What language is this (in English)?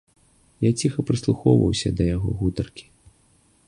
Belarusian